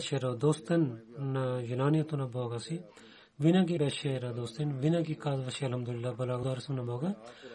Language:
Bulgarian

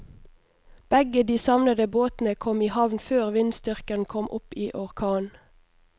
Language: Norwegian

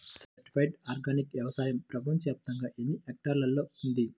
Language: Telugu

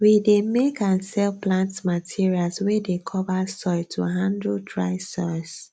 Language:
Nigerian Pidgin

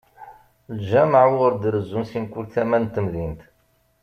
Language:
Kabyle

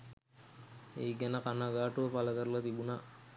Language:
Sinhala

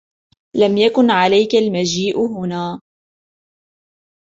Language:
Arabic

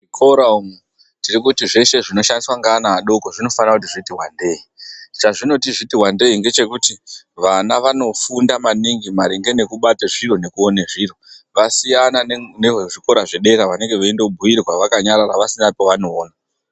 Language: Ndau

